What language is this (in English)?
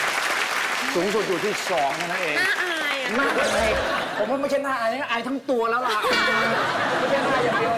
Thai